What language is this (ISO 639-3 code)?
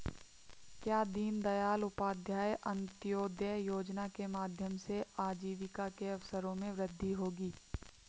hin